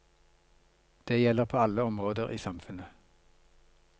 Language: Norwegian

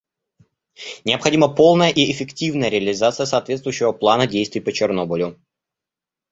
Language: Russian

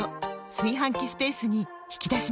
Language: Japanese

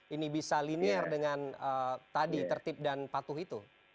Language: Indonesian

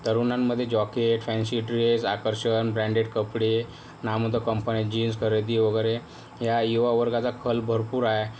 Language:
Marathi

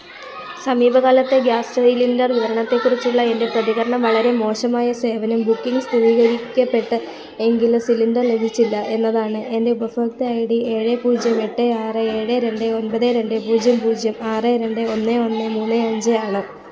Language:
Malayalam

